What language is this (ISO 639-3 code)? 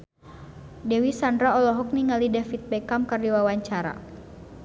sun